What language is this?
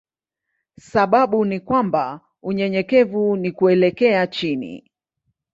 Swahili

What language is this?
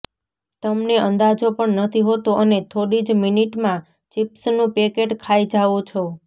Gujarati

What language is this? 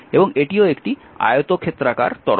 Bangla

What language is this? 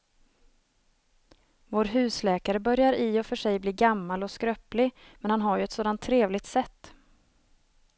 Swedish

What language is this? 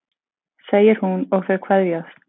Icelandic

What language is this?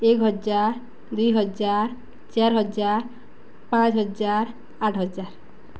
Odia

